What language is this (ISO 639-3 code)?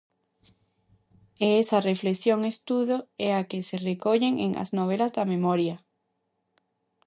glg